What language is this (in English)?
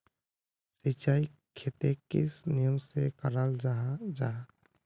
Magahi